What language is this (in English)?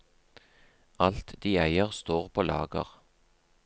Norwegian